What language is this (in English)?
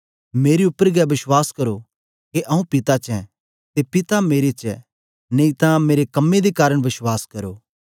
Dogri